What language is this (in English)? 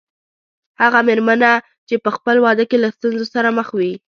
Pashto